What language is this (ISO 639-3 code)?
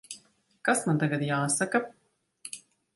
lav